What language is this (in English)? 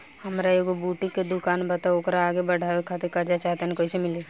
Bhojpuri